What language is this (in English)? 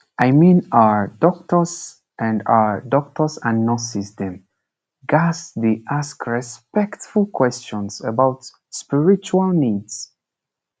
Nigerian Pidgin